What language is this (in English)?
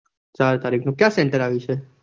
Gujarati